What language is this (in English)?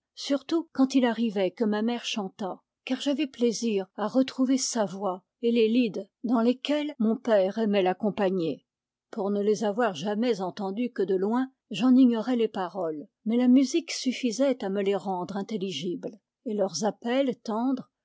French